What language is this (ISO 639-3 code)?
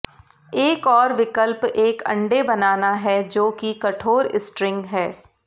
hin